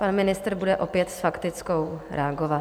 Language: Czech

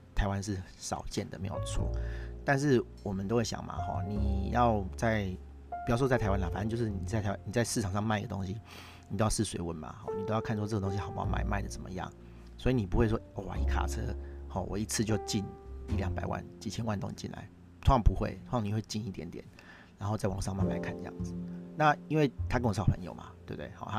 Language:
Chinese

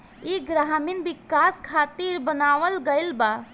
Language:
Bhojpuri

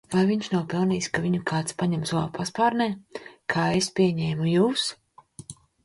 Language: Latvian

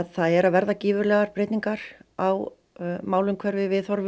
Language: Icelandic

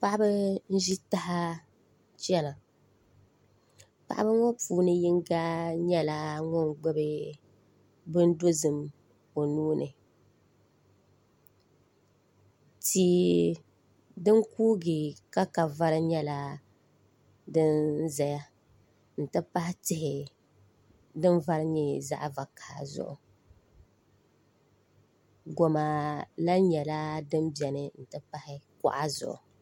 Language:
Dagbani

